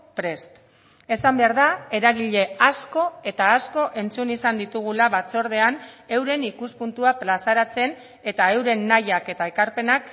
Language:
Basque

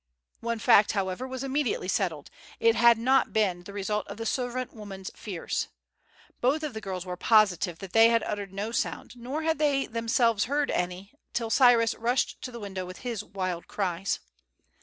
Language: English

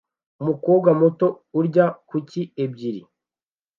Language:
Kinyarwanda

